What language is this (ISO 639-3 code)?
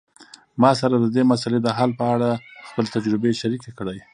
pus